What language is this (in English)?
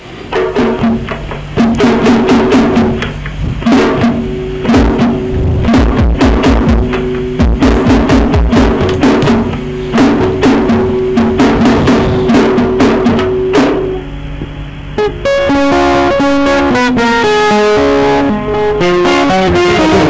Serer